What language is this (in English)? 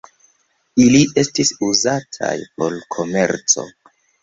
Esperanto